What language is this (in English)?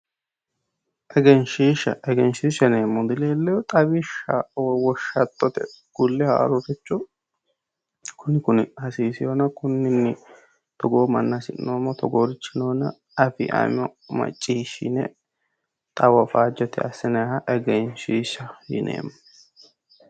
Sidamo